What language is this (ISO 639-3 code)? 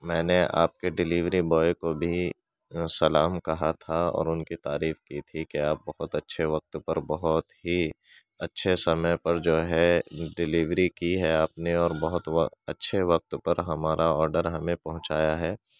urd